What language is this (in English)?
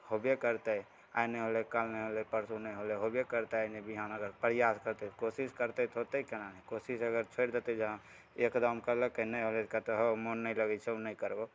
Maithili